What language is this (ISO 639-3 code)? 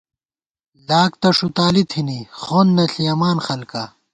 gwt